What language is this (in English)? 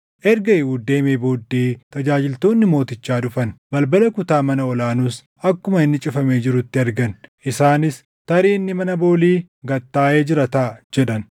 Oromo